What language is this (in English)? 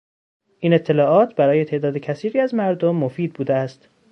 Persian